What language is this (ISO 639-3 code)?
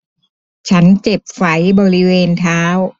tha